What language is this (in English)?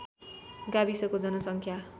Nepali